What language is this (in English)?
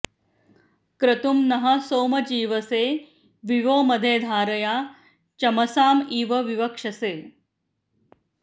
Sanskrit